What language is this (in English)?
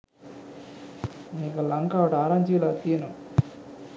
Sinhala